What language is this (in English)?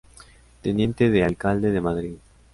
Spanish